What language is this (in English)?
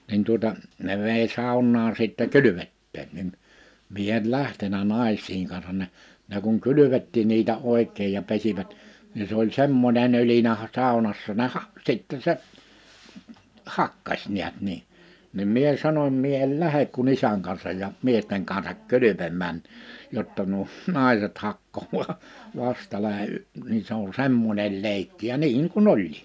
Finnish